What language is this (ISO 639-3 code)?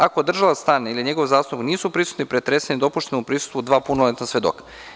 srp